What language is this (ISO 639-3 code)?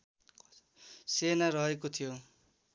nep